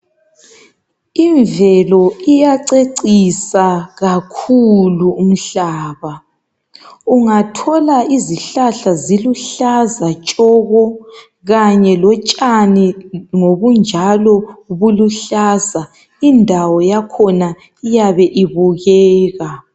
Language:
North Ndebele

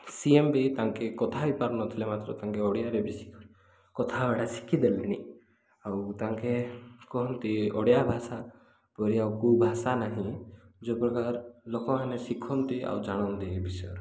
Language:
Odia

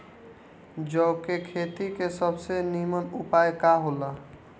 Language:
Bhojpuri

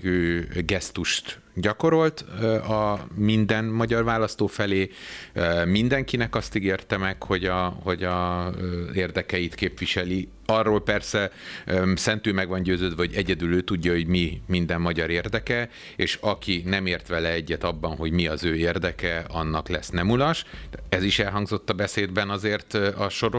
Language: Hungarian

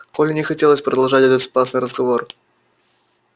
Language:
Russian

